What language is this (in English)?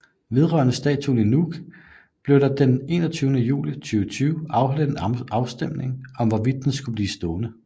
Danish